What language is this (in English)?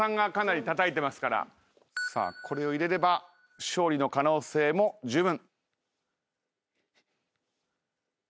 Japanese